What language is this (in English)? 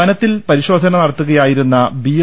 Malayalam